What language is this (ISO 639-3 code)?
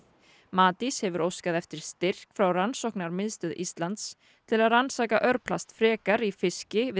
isl